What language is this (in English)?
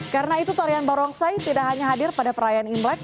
Indonesian